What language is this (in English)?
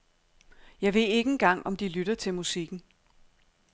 Danish